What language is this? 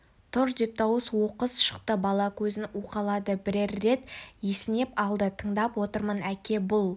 Kazakh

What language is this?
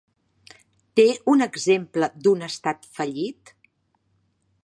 Catalan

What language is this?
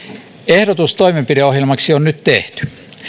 Finnish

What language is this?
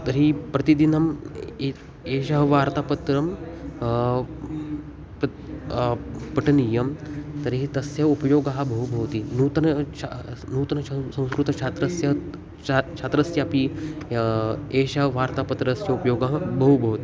Sanskrit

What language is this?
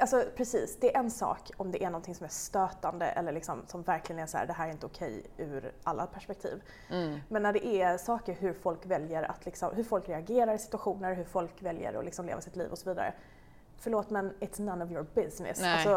Swedish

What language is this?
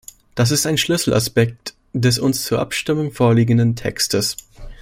German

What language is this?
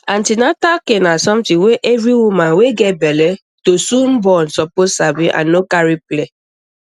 Nigerian Pidgin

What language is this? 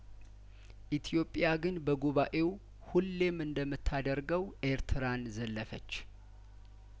Amharic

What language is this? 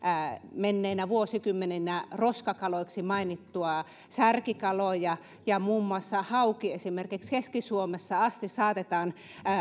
Finnish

